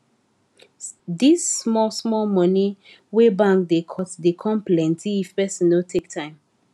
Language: Nigerian Pidgin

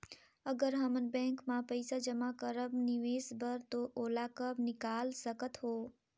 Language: Chhattisgarhi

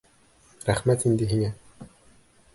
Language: Bashkir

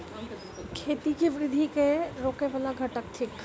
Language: Maithili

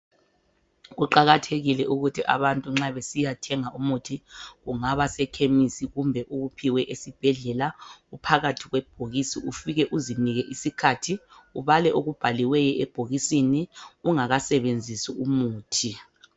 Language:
North Ndebele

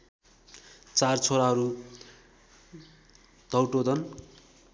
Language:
Nepali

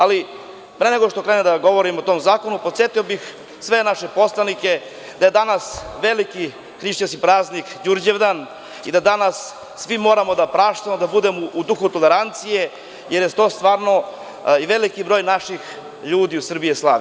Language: Serbian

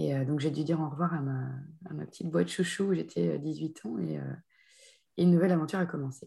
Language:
French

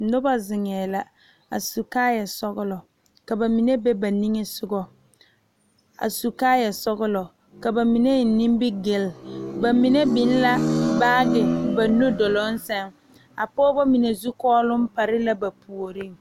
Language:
Southern Dagaare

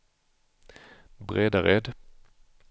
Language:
Swedish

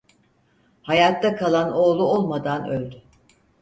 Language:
Turkish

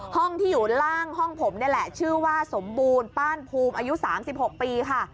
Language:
Thai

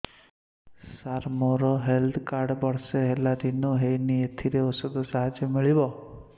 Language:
Odia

